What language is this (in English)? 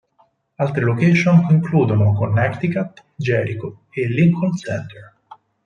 Italian